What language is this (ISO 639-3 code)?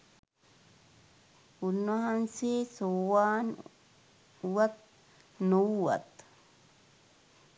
sin